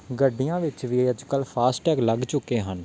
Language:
Punjabi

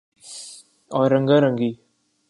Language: Urdu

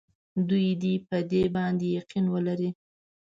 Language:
Pashto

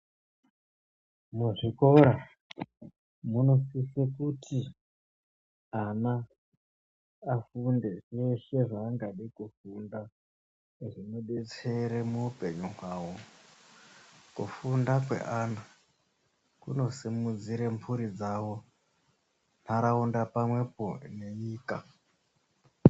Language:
Ndau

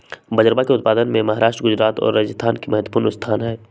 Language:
Magahi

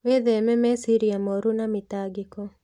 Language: Kikuyu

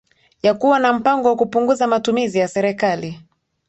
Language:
Swahili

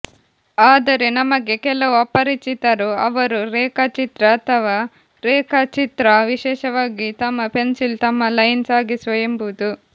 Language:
Kannada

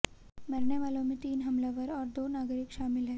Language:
Hindi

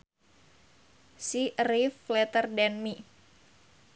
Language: Sundanese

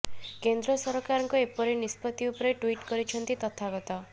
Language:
Odia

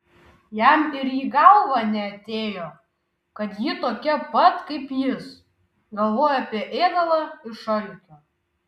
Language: Lithuanian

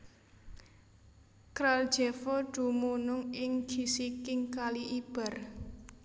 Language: Javanese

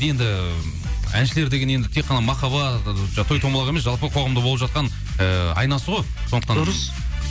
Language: Kazakh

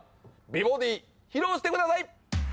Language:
Japanese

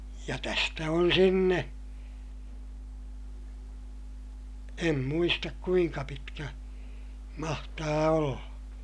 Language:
Finnish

